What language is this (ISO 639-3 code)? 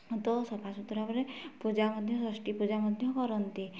ori